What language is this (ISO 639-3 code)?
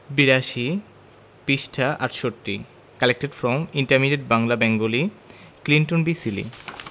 ben